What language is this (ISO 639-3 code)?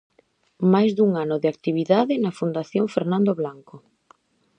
glg